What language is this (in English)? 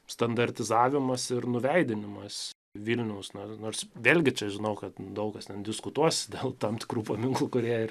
Lithuanian